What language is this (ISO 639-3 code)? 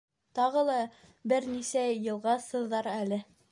bak